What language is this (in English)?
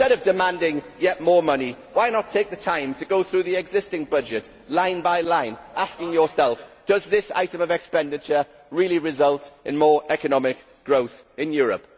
English